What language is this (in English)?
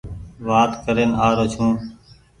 Goaria